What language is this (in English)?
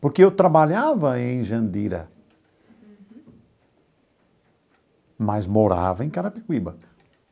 Portuguese